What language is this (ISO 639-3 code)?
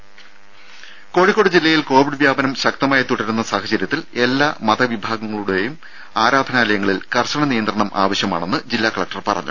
mal